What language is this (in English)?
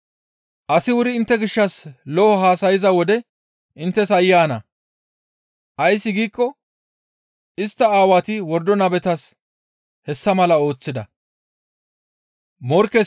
Gamo